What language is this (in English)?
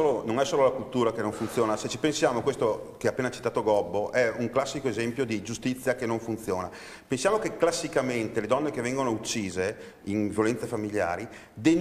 Italian